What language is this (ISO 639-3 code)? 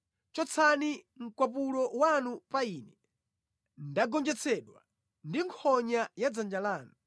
nya